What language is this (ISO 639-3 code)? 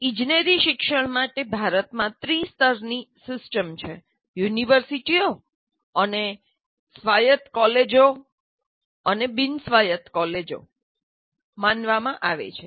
guj